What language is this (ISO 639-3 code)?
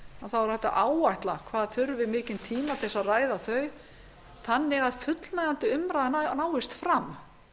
isl